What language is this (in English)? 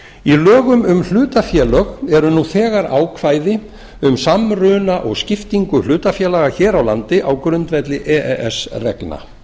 Icelandic